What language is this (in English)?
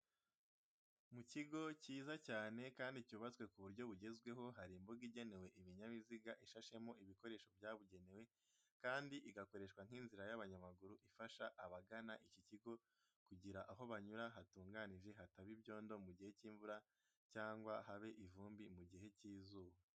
Kinyarwanda